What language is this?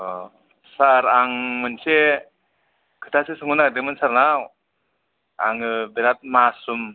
Bodo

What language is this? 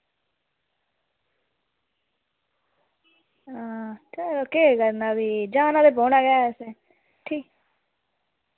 Dogri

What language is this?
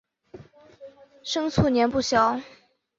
Chinese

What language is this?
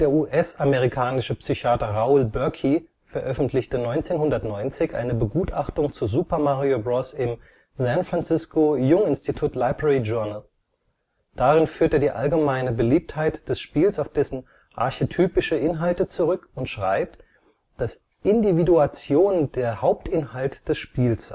German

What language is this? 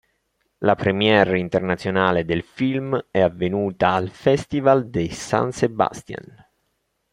Italian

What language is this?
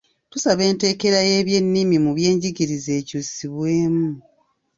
Ganda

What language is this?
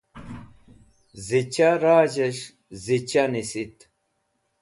Wakhi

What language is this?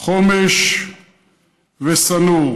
Hebrew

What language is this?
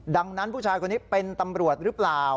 Thai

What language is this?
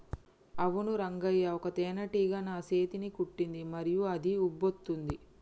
Telugu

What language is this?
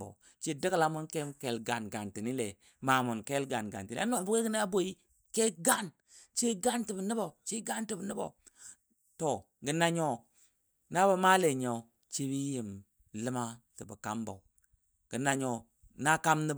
Dadiya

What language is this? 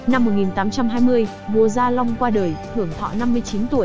Vietnamese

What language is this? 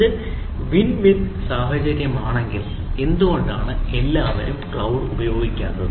Malayalam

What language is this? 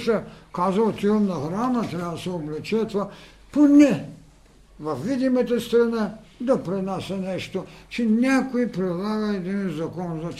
Bulgarian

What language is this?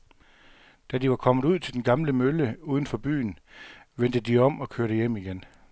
Danish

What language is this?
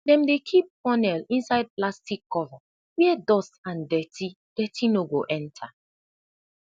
Nigerian Pidgin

